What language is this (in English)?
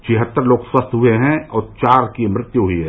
Hindi